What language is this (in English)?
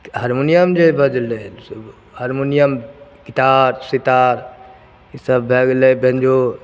Maithili